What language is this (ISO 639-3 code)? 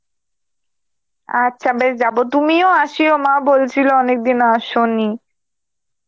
ben